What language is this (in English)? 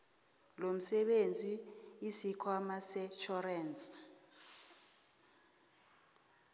South Ndebele